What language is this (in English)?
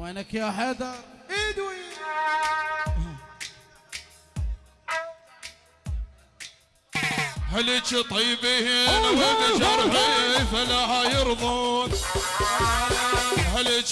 Arabic